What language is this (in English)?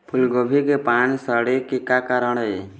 Chhattisgarhi